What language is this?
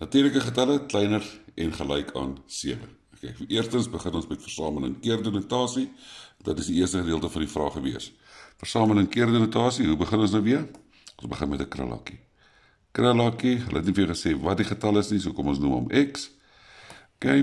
Dutch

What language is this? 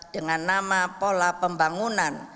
Indonesian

